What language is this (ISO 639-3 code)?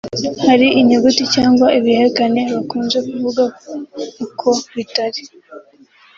kin